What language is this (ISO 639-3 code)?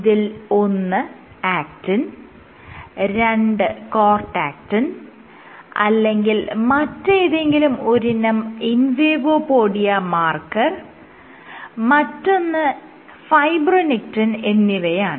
mal